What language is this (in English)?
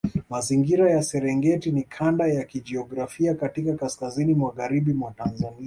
Swahili